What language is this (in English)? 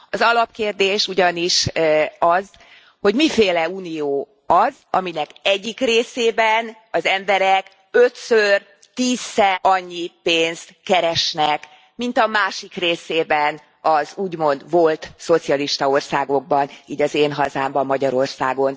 Hungarian